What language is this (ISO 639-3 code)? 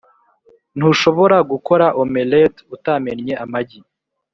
kin